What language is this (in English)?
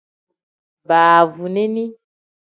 Tem